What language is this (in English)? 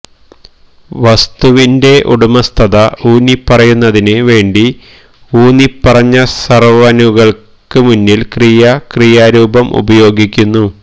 Malayalam